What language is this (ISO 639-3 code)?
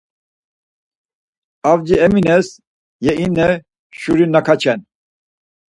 lzz